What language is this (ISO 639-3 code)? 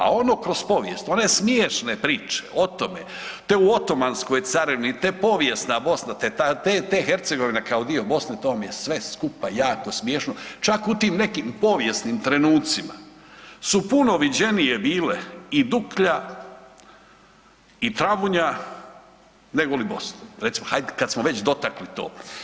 hrv